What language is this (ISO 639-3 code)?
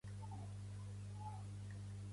cat